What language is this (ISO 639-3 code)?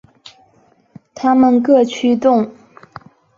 zho